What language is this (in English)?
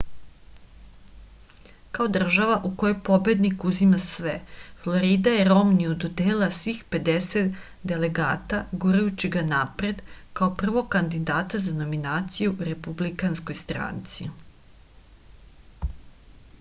Serbian